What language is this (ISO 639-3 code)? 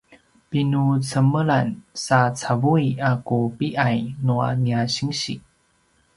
pwn